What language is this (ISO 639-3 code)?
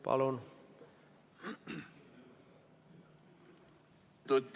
est